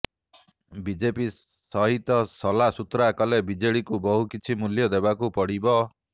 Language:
Odia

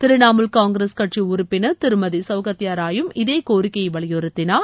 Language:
Tamil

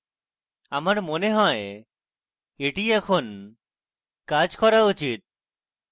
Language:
Bangla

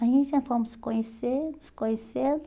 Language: Portuguese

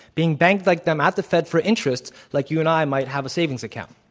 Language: English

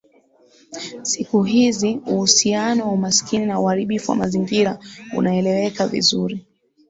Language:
Swahili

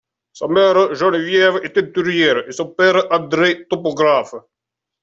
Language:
French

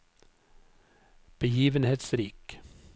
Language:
Norwegian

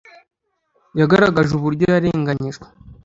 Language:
Kinyarwanda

